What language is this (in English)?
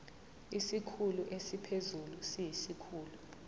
Zulu